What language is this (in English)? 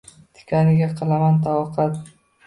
Uzbek